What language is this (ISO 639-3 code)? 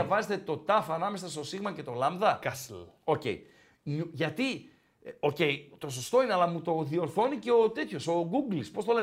ell